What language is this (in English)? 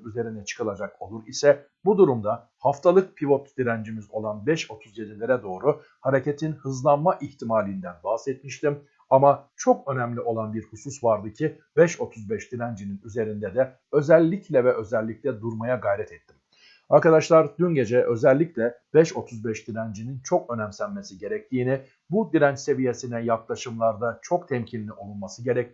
Turkish